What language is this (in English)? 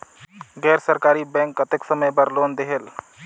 Chhattisgarhi